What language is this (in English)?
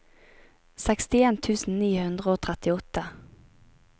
Norwegian